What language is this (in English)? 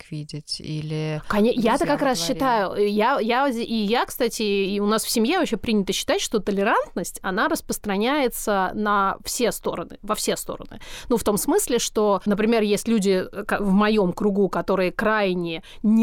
Russian